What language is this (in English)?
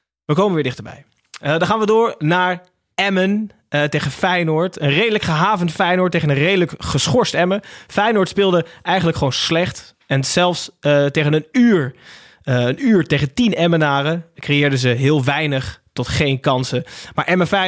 Dutch